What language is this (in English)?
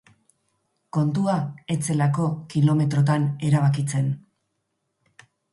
Basque